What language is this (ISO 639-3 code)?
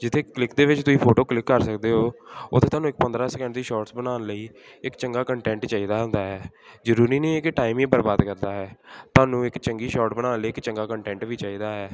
pan